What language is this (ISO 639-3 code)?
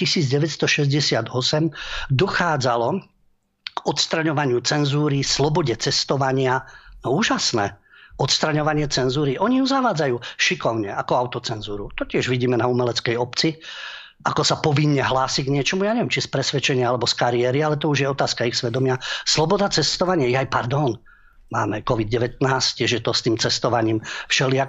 slk